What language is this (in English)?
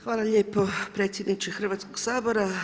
Croatian